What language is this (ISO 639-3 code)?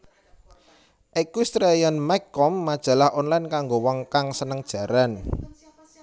jav